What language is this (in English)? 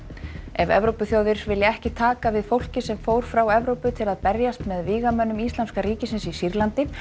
Icelandic